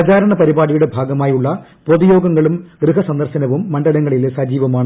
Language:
Malayalam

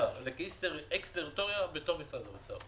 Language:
Hebrew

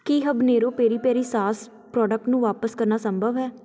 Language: Punjabi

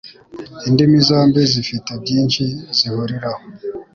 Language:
Kinyarwanda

